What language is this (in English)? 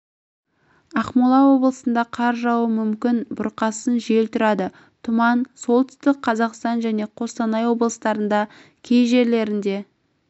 Kazakh